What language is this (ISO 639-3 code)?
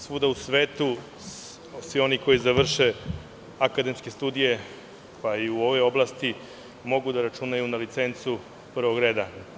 srp